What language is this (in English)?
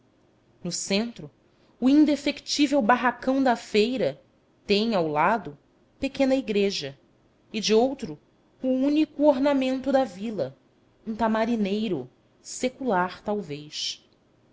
Portuguese